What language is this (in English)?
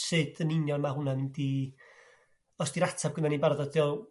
Welsh